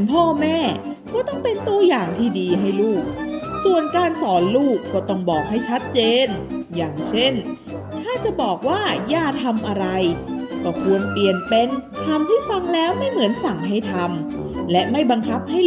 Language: Thai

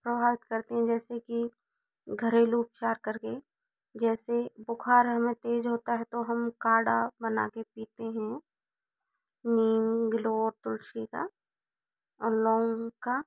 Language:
Hindi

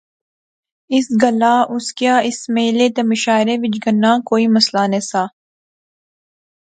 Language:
Pahari-Potwari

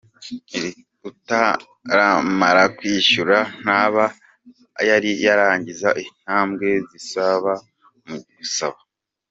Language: Kinyarwanda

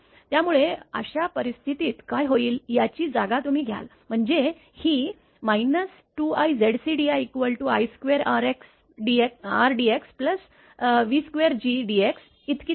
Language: Marathi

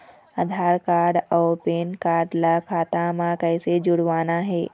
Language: Chhattisgarhi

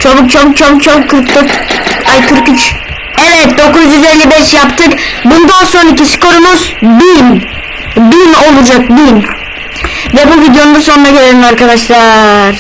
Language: Turkish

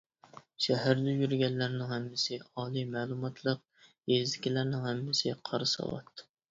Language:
Uyghur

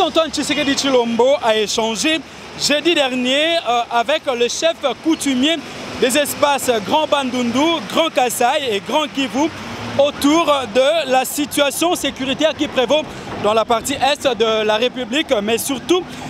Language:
French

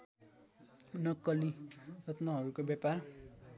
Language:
Nepali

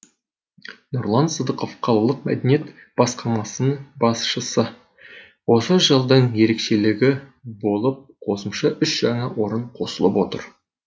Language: Kazakh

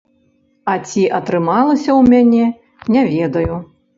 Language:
Belarusian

